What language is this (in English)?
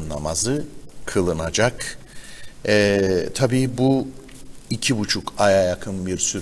Turkish